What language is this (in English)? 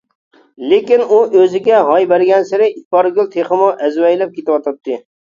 Uyghur